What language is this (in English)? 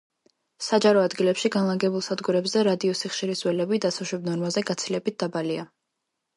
Georgian